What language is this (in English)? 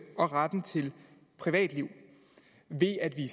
Danish